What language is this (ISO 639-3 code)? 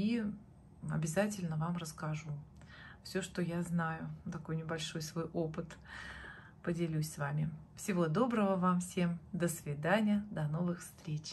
rus